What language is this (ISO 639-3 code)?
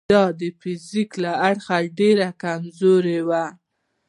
pus